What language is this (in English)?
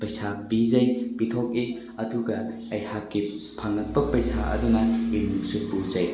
Manipuri